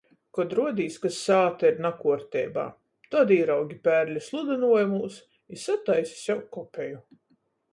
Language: Latgalian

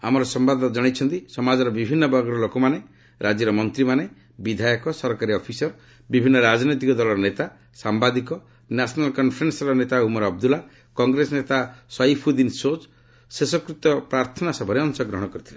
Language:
Odia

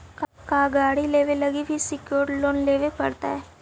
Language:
Magahi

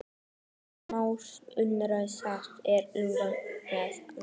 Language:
Icelandic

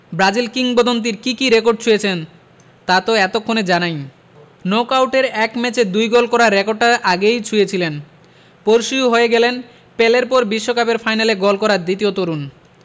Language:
Bangla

